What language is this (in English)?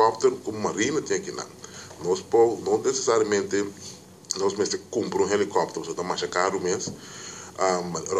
Portuguese